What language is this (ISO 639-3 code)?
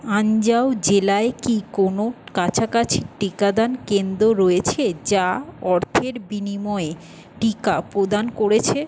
ben